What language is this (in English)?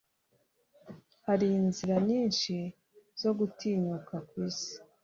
Kinyarwanda